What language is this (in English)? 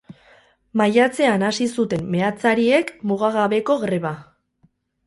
Basque